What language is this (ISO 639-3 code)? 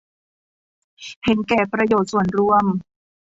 tha